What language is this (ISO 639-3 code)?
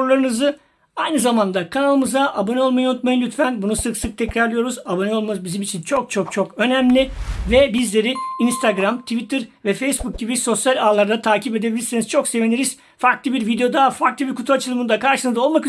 tur